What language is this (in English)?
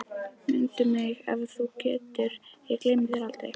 Icelandic